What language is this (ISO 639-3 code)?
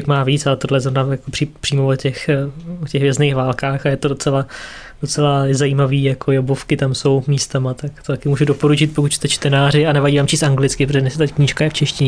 ces